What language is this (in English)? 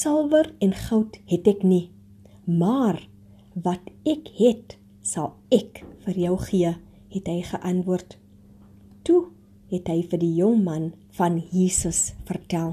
Dutch